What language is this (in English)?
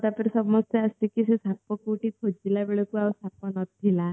Odia